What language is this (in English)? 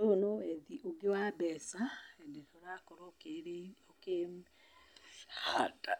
Kikuyu